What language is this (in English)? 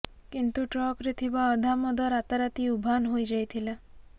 Odia